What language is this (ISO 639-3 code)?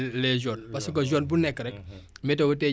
wol